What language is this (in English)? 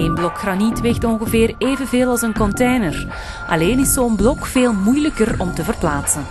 Dutch